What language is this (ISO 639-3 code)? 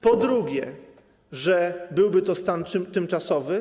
pol